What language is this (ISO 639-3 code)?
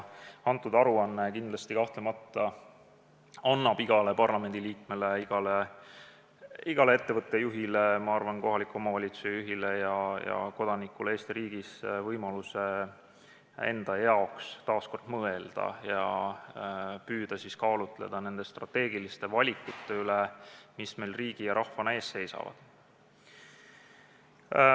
est